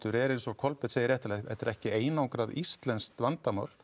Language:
Icelandic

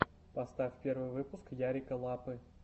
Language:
Russian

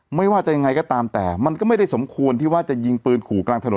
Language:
Thai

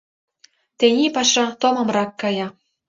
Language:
Mari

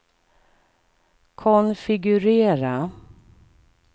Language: Swedish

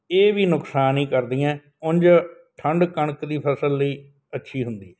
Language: Punjabi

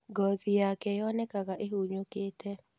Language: Kikuyu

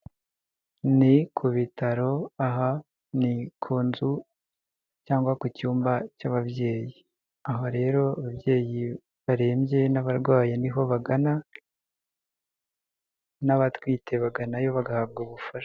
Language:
Kinyarwanda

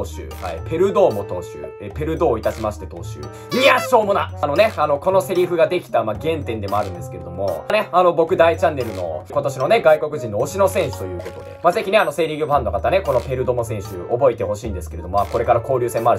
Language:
Japanese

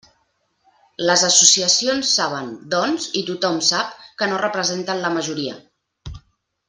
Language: Catalan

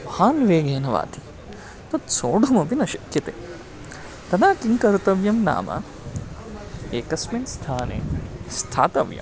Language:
Sanskrit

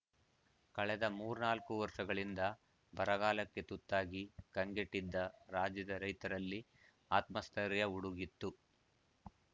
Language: Kannada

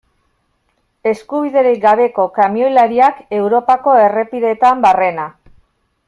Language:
Basque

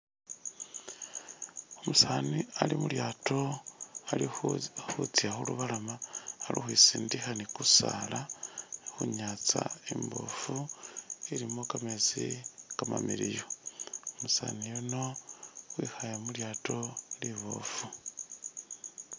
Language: Masaaba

